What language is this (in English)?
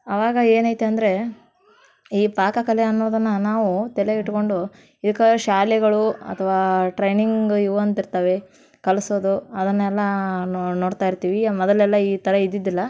Kannada